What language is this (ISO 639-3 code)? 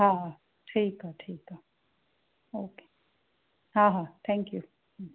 snd